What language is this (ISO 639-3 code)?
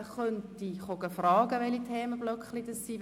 gsw